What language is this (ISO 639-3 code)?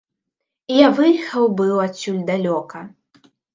bel